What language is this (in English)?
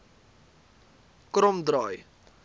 Afrikaans